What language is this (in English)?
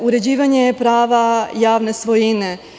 Serbian